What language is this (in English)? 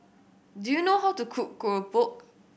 English